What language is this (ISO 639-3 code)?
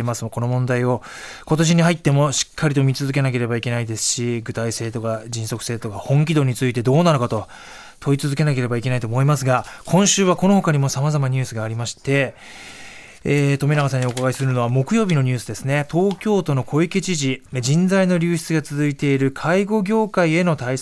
jpn